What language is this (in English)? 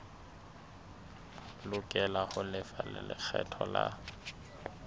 Southern Sotho